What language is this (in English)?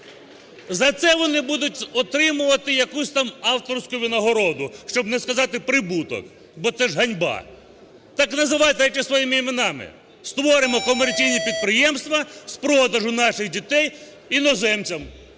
Ukrainian